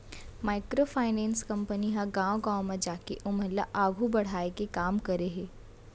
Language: Chhattisgarhi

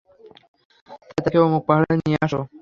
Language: Bangla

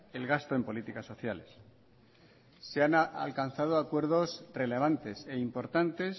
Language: Spanish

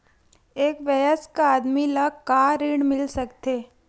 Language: Chhattisgarhi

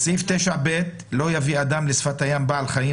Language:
Hebrew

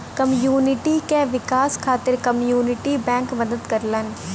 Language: Bhojpuri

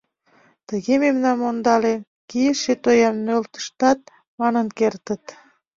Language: Mari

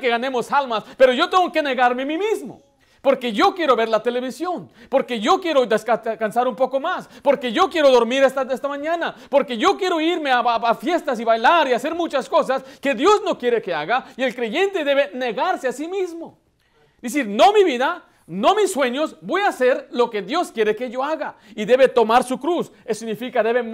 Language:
Spanish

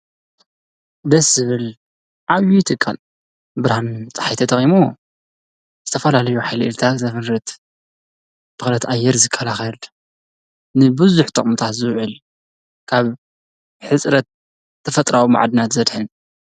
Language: Tigrinya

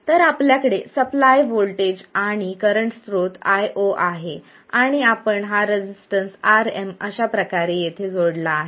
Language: Marathi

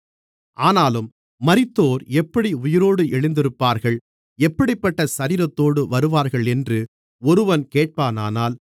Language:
Tamil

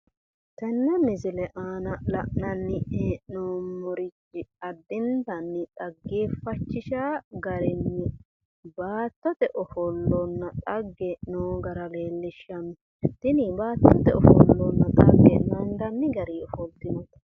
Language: Sidamo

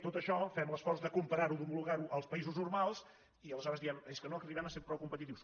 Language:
Catalan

